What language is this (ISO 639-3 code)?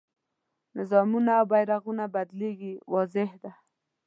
pus